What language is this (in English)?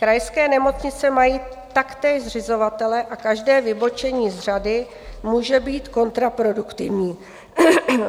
Czech